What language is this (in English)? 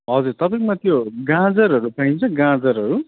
Nepali